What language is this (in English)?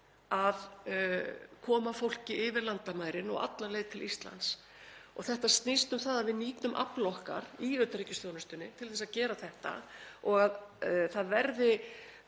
Icelandic